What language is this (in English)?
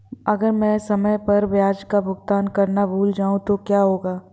Hindi